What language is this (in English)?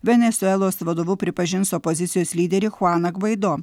Lithuanian